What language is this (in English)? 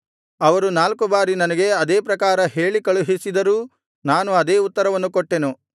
Kannada